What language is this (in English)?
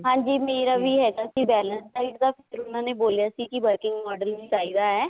Punjabi